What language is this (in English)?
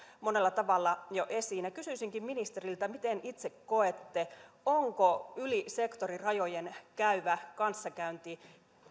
Finnish